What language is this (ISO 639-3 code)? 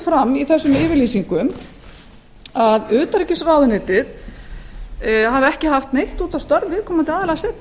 isl